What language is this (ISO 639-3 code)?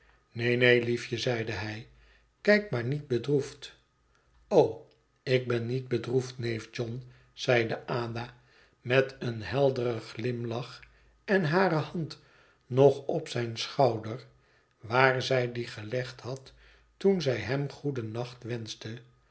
nld